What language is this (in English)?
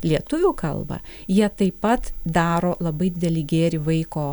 Lithuanian